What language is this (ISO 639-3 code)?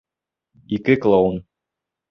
bak